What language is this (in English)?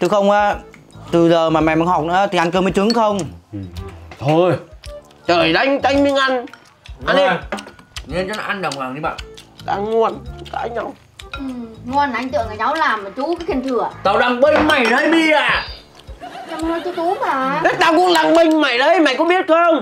Vietnamese